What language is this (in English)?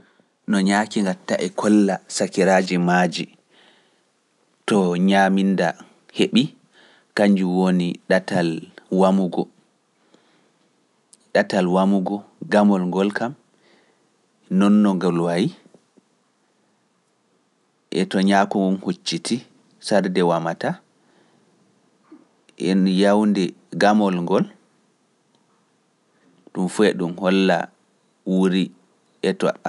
Pular